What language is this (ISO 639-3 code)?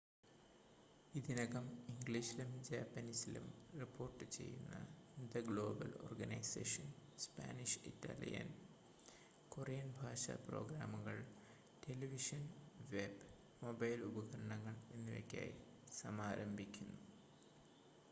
mal